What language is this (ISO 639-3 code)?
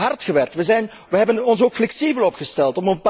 nld